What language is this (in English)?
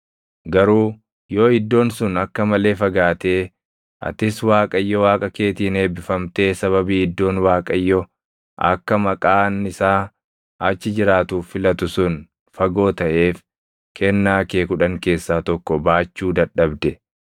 Oromo